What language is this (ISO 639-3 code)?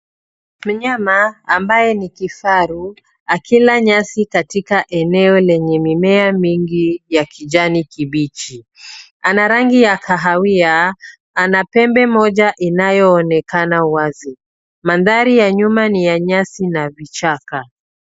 swa